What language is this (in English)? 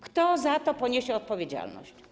Polish